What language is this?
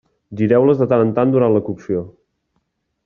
Catalan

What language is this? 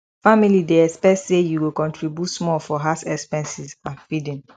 Nigerian Pidgin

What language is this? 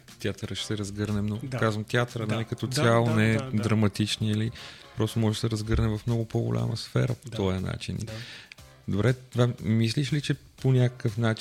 Bulgarian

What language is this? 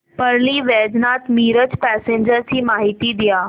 Marathi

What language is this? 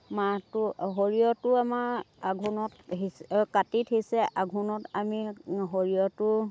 Assamese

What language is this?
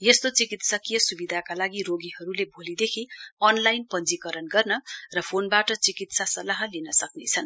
Nepali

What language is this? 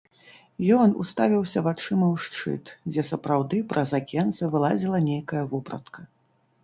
Belarusian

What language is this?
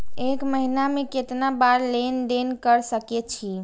Maithili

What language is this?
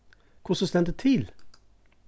Faroese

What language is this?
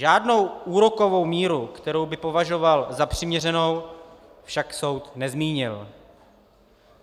Czech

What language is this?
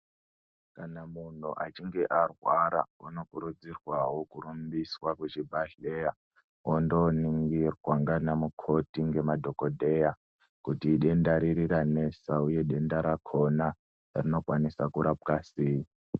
Ndau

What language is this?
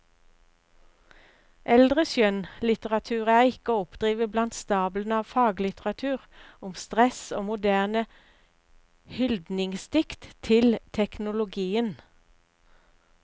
Norwegian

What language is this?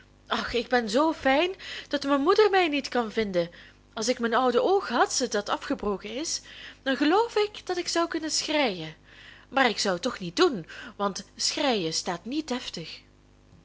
Dutch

